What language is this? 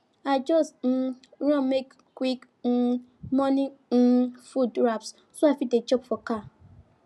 Nigerian Pidgin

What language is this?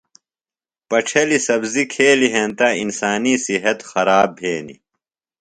Phalura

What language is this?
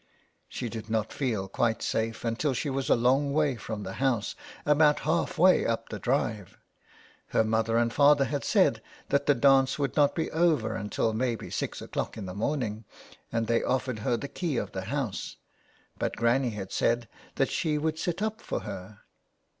English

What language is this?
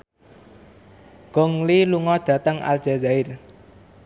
Javanese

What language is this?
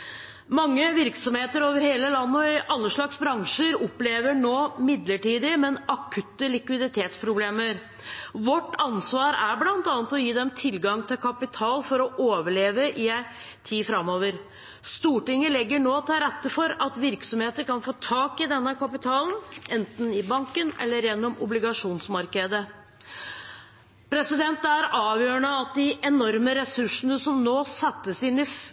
Norwegian Bokmål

